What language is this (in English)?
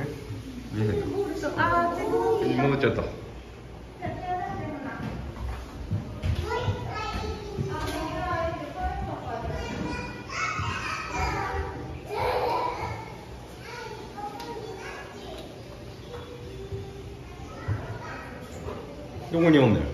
Japanese